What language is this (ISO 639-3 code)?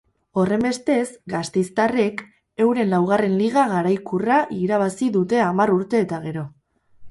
eus